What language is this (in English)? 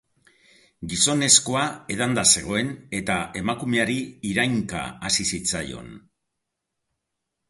Basque